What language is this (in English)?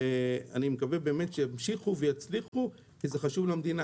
Hebrew